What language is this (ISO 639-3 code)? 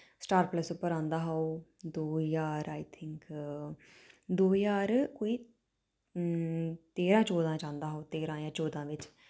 doi